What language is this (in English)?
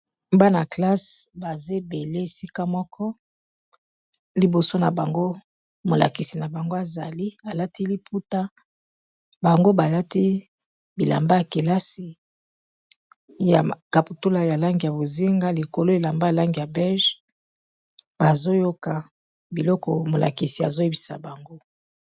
Lingala